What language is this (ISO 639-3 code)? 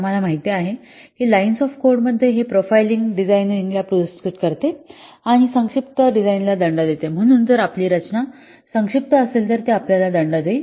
mar